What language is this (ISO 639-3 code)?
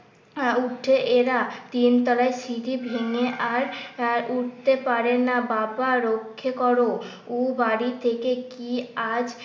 ben